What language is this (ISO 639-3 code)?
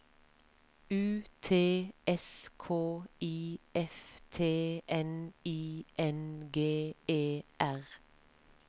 nor